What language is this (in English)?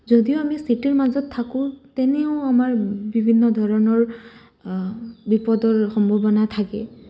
Assamese